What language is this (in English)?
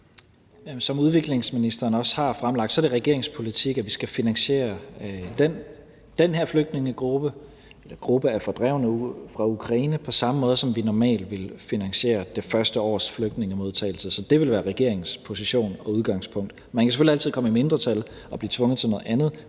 Danish